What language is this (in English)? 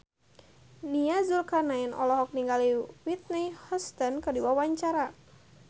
Sundanese